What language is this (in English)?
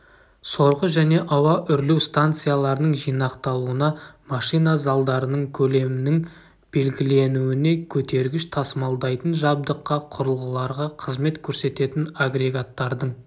Kazakh